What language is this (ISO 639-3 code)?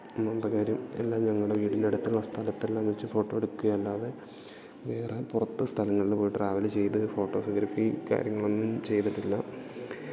mal